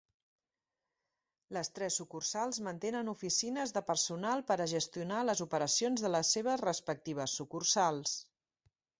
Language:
Catalan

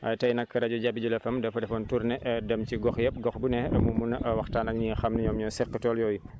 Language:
Wolof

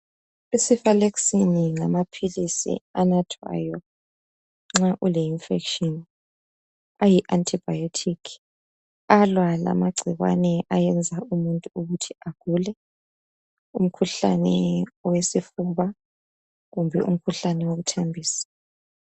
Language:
North Ndebele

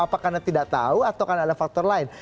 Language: Indonesian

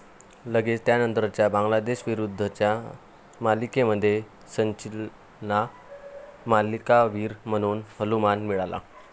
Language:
Marathi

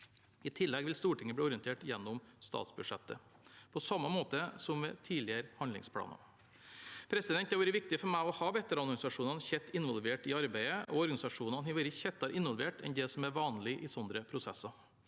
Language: Norwegian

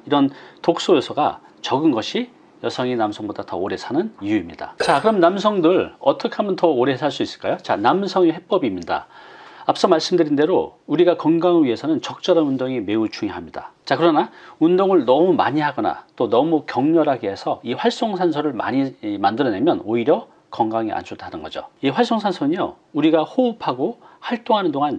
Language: Korean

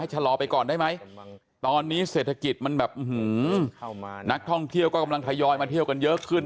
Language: Thai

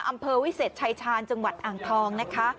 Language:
Thai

